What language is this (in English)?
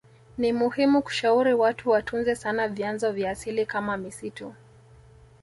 Swahili